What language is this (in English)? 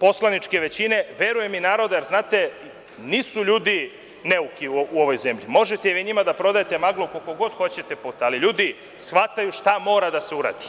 Serbian